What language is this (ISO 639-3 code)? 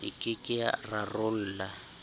sot